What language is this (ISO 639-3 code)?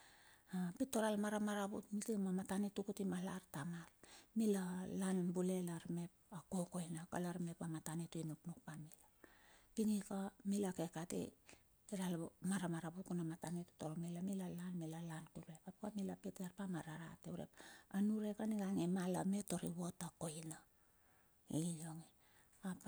bxf